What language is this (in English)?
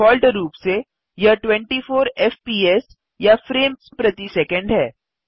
Hindi